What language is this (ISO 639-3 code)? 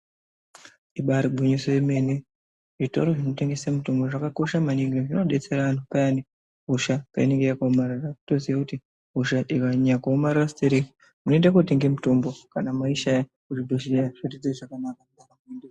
ndc